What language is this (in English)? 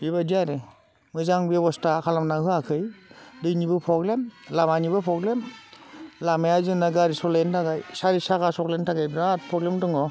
Bodo